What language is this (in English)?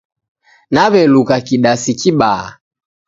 Taita